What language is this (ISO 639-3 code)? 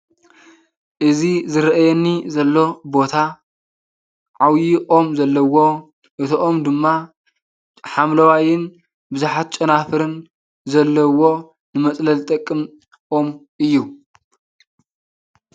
tir